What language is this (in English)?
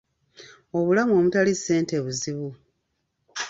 Ganda